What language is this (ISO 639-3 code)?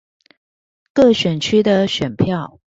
zho